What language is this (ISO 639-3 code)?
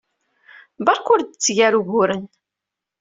kab